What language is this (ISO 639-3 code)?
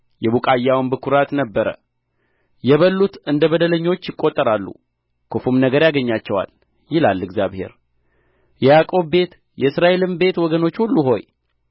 amh